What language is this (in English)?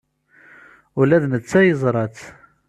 Kabyle